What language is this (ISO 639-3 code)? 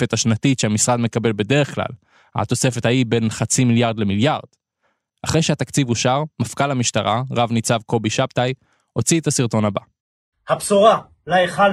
heb